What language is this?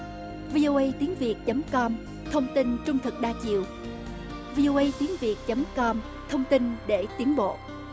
Vietnamese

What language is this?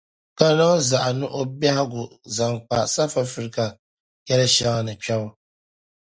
Dagbani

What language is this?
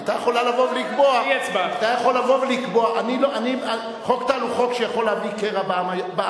Hebrew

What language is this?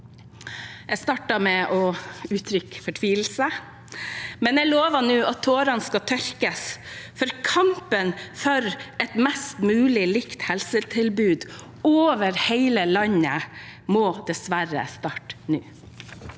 Norwegian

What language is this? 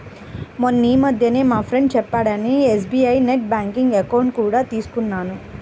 Telugu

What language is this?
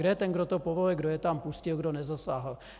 Czech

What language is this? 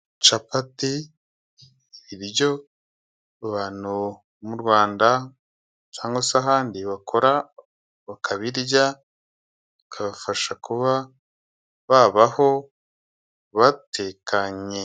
Kinyarwanda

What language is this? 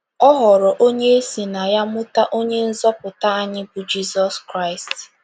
Igbo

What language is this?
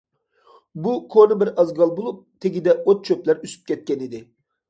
Uyghur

